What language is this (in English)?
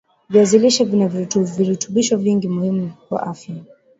Swahili